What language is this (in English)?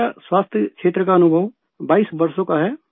Urdu